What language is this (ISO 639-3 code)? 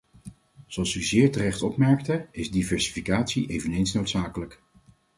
nld